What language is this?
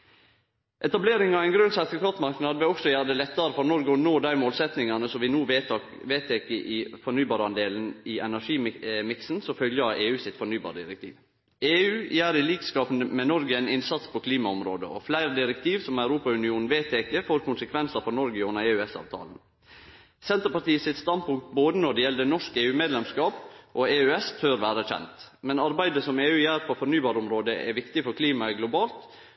Norwegian Nynorsk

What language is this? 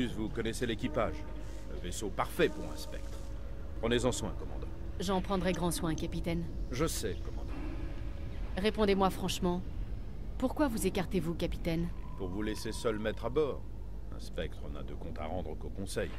French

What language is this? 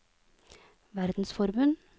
Norwegian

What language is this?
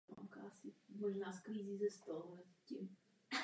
Czech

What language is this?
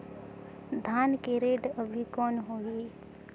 Chhattisgarhi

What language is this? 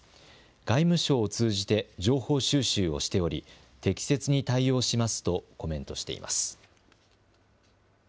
Japanese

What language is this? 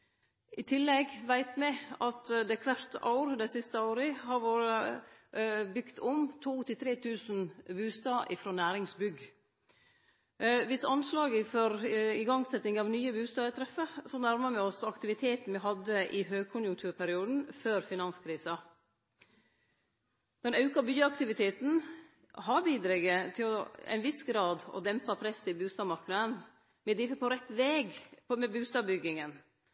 Norwegian Nynorsk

